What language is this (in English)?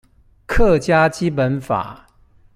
Chinese